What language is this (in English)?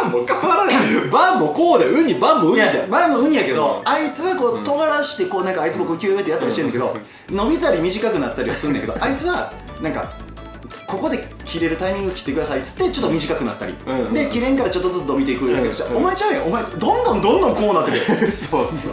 Japanese